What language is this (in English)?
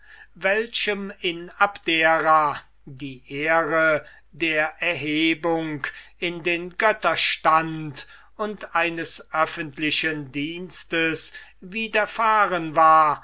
German